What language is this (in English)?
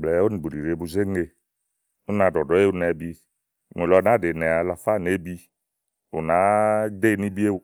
Igo